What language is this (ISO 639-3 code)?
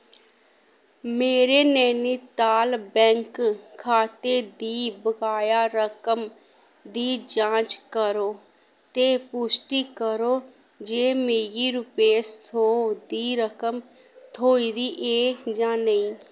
doi